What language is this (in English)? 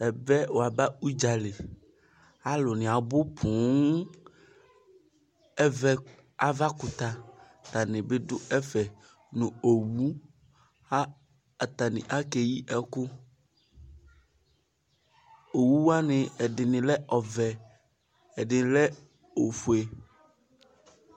Ikposo